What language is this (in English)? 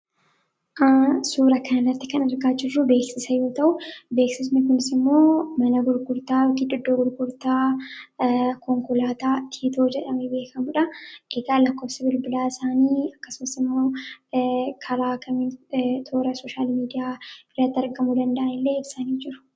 Oromo